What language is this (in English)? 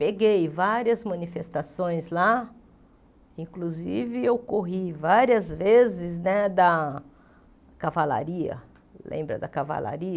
Portuguese